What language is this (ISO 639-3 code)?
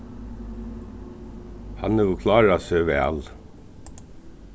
fao